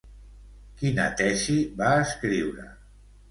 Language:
Catalan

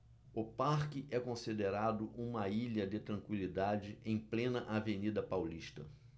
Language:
Portuguese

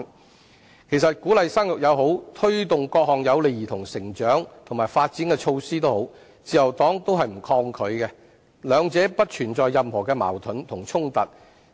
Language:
Cantonese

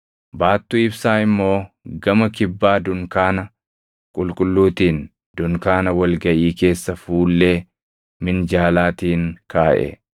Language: Oromo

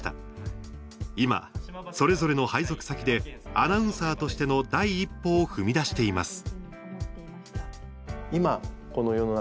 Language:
Japanese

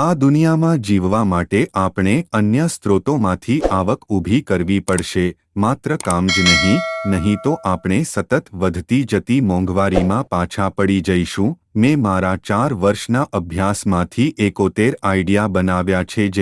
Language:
Hindi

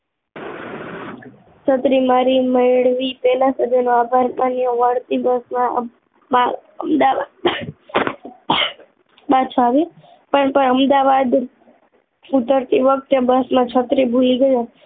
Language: Gujarati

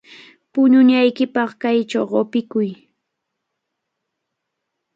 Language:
Cajatambo North Lima Quechua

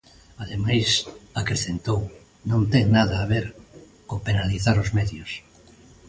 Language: Galician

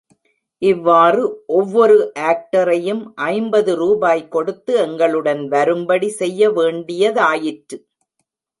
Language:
Tamil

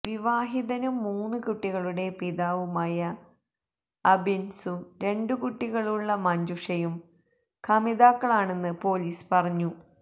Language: Malayalam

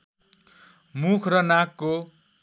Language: Nepali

